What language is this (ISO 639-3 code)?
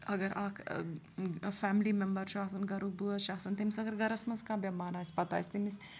kas